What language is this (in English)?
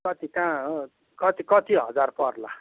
Nepali